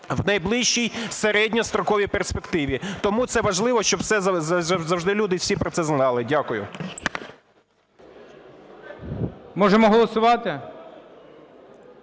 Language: Ukrainian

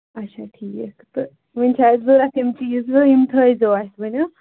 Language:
Kashmiri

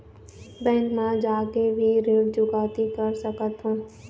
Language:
Chhattisgarhi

